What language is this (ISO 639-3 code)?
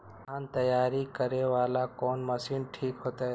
mai